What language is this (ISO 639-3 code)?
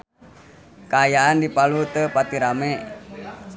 sun